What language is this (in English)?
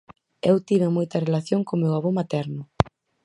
Galician